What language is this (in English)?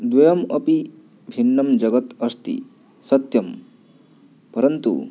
Sanskrit